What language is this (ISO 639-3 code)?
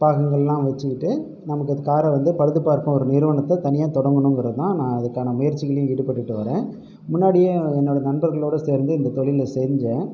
tam